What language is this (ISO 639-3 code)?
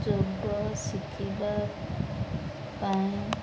ori